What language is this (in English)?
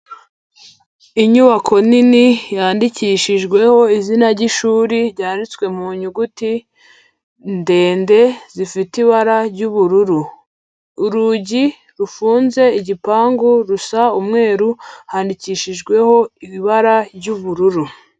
Kinyarwanda